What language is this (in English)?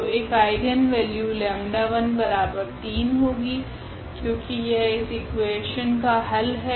Hindi